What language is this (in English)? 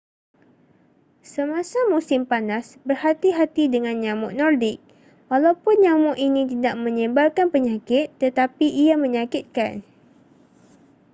Malay